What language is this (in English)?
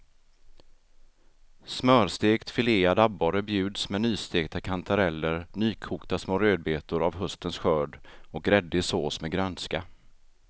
Swedish